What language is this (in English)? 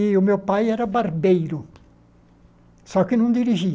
Portuguese